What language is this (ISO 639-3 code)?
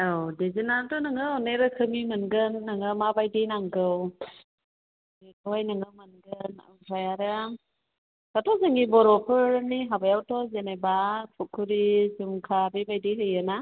brx